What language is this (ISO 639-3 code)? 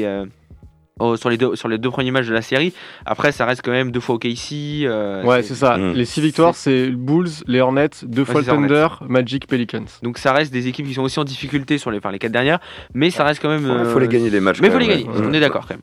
fra